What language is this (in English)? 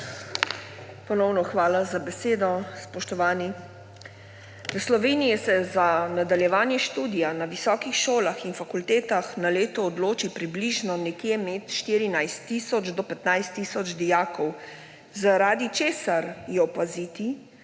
Slovenian